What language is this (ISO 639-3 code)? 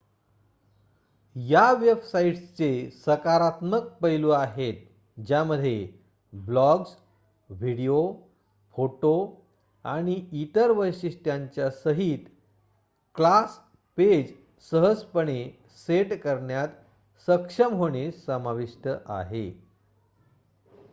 mar